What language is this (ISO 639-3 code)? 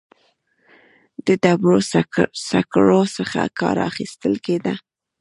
pus